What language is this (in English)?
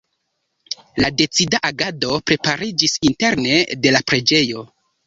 Esperanto